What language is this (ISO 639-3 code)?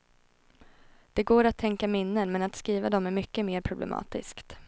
swe